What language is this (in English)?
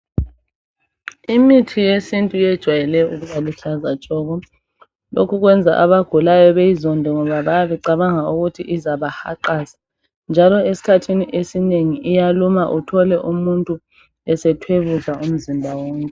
North Ndebele